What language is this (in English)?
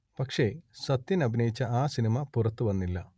Malayalam